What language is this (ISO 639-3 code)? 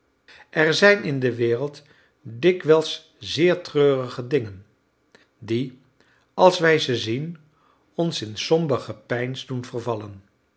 nld